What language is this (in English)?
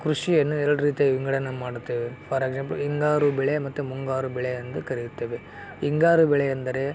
Kannada